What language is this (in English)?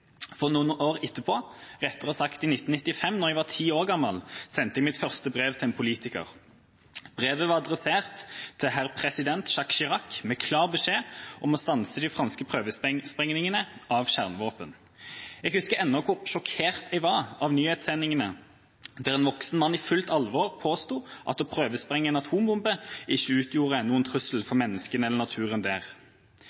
Norwegian Bokmål